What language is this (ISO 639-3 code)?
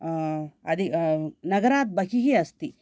san